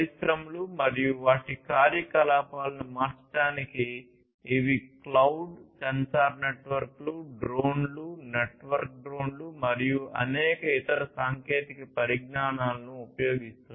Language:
Telugu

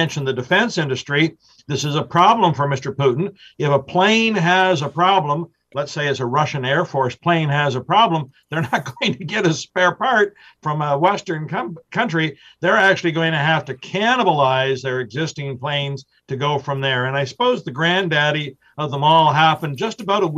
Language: English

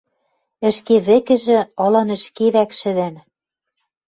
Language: Western Mari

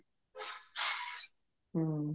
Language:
Punjabi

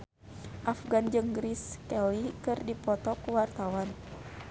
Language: Sundanese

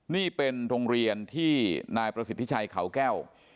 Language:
Thai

